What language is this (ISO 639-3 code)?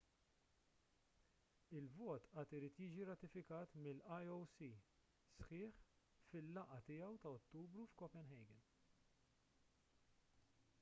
mlt